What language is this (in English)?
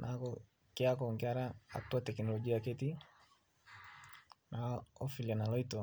Masai